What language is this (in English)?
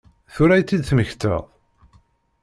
Kabyle